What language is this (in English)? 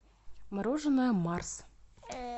Russian